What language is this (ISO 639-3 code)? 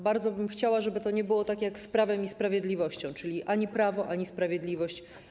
pol